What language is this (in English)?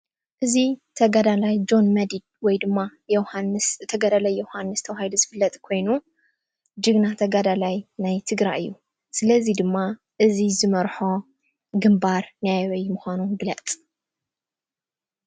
Tigrinya